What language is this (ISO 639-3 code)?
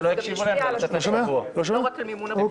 heb